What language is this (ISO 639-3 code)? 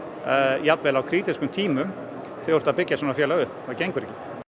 isl